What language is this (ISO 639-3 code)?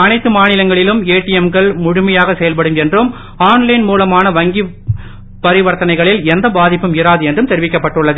tam